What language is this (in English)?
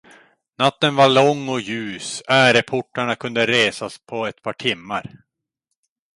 Swedish